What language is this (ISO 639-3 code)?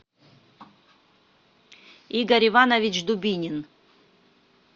rus